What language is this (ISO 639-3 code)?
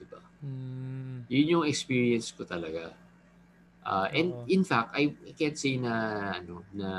fil